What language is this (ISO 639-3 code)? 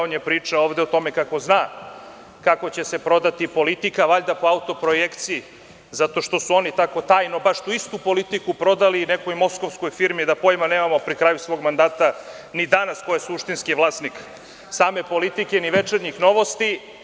srp